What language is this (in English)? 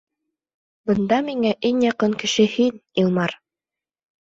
Bashkir